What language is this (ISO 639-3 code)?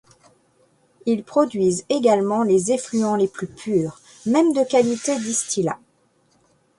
fra